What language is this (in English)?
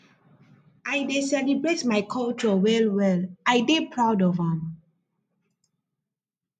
Nigerian Pidgin